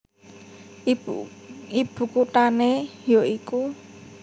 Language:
Javanese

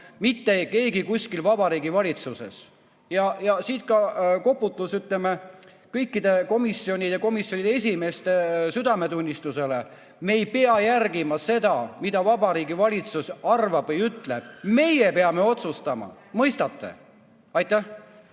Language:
Estonian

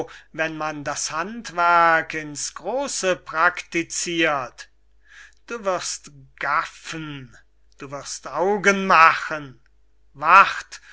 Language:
German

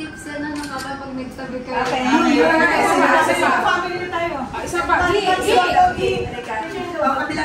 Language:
Filipino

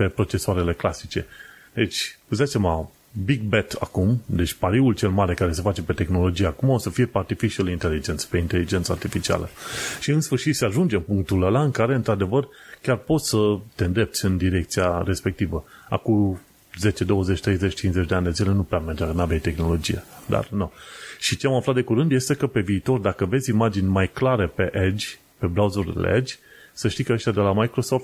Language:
Romanian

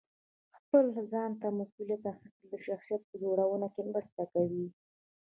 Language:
Pashto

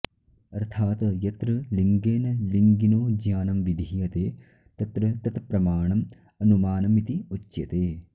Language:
Sanskrit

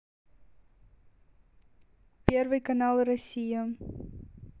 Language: Russian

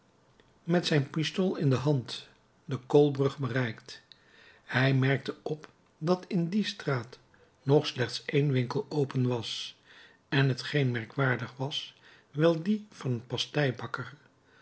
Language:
Dutch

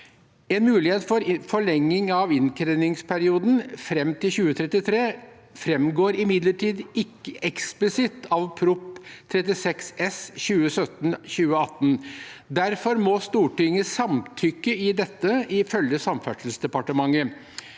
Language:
Norwegian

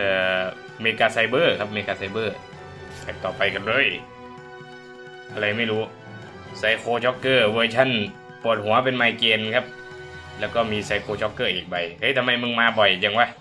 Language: Thai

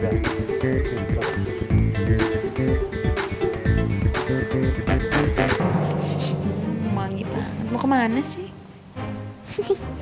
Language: Indonesian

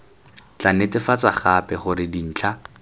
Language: Tswana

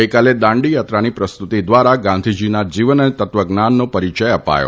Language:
Gujarati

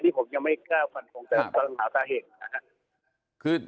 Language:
Thai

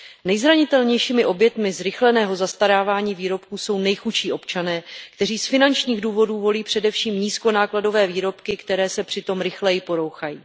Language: Czech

